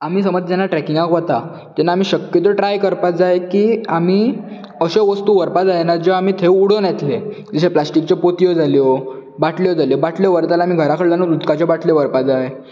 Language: Konkani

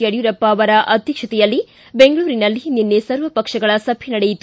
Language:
Kannada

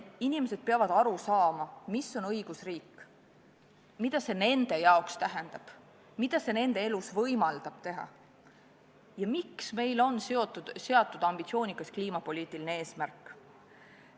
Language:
Estonian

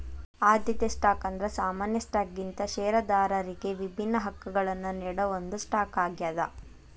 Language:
Kannada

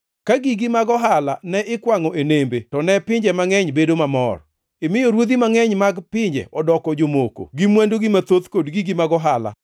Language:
Luo (Kenya and Tanzania)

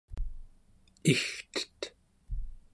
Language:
Central Yupik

